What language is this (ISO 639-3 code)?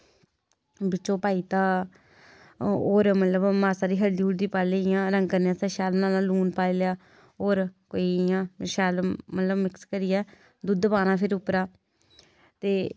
doi